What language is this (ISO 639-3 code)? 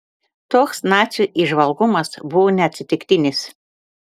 lit